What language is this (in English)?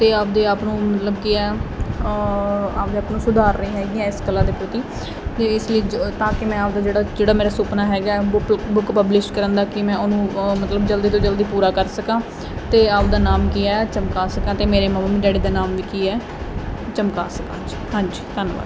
Punjabi